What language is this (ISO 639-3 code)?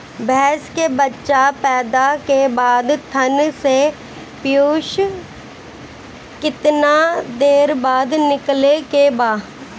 bho